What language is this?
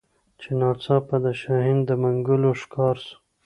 Pashto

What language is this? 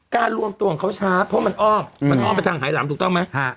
Thai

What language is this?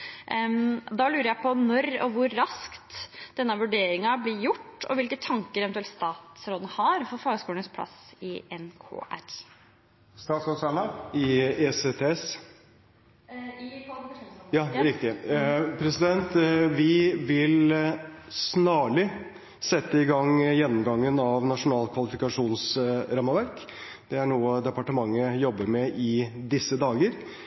Norwegian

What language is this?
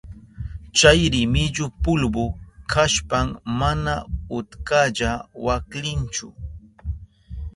Southern Pastaza Quechua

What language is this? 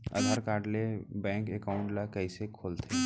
Chhattisgarhi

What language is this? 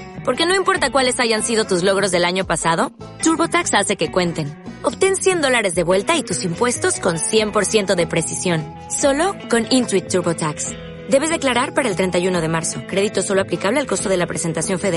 Spanish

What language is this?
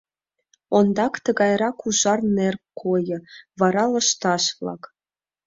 Mari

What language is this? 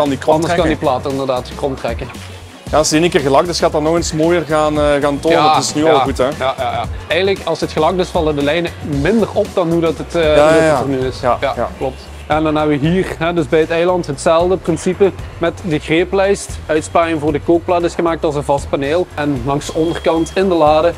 Dutch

